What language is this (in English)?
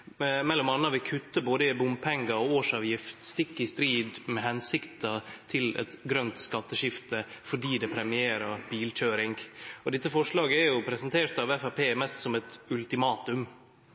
Norwegian Nynorsk